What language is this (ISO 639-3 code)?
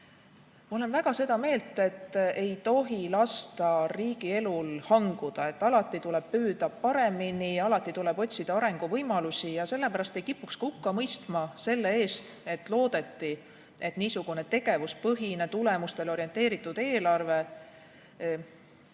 est